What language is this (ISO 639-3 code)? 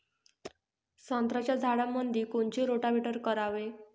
mar